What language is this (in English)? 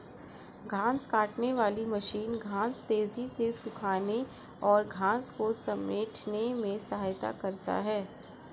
Hindi